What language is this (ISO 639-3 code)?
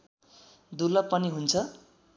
nep